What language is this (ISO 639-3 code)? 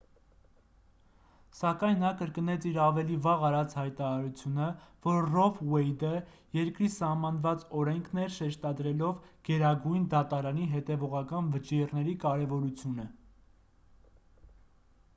hye